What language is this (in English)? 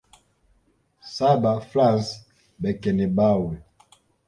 Swahili